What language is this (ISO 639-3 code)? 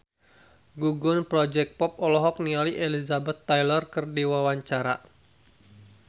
sun